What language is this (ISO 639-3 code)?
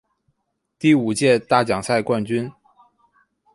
zho